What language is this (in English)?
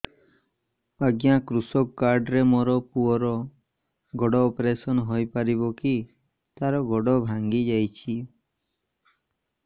Odia